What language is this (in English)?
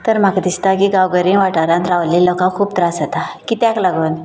Konkani